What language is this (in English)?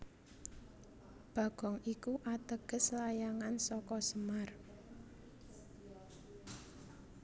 Javanese